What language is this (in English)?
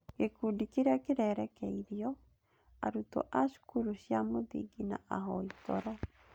Kikuyu